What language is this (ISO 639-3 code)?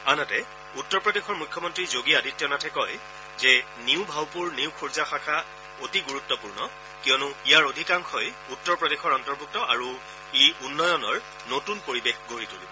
asm